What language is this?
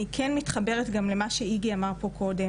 Hebrew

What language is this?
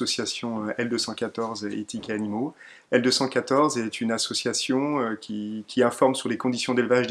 French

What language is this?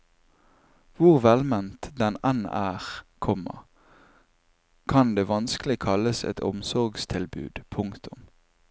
Norwegian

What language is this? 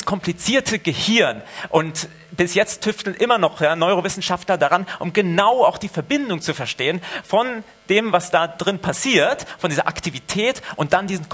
German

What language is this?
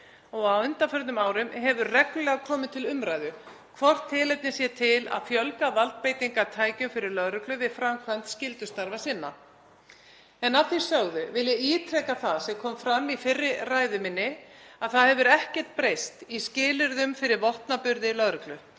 Icelandic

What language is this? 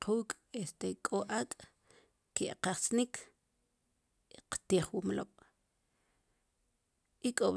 Sipacapense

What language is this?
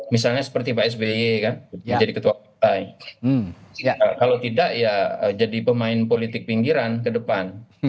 Indonesian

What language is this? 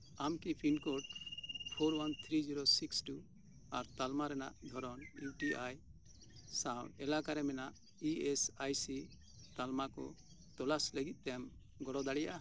Santali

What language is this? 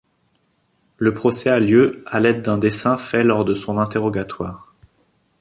French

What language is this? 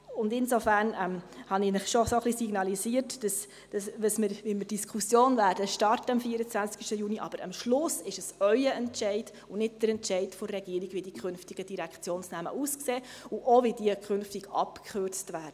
Swiss German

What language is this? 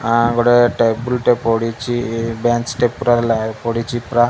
Odia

